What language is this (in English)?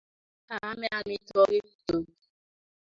Kalenjin